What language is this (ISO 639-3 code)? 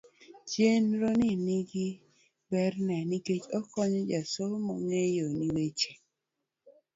luo